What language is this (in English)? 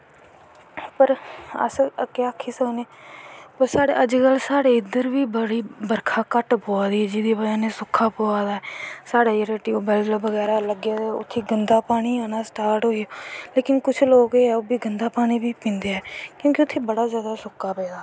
Dogri